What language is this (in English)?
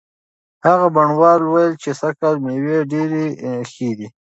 Pashto